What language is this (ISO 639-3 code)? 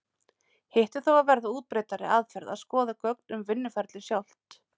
isl